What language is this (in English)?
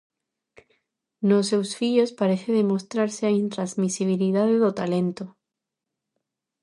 Galician